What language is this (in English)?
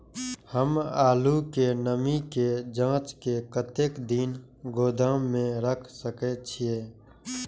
Maithili